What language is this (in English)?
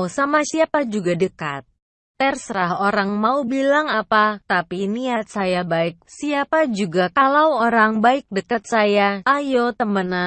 Indonesian